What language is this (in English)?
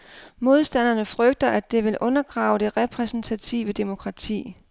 Danish